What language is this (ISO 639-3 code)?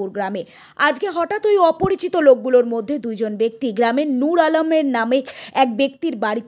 ben